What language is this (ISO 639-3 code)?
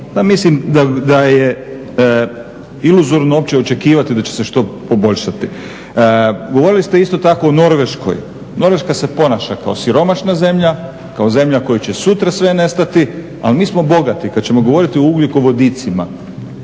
hrv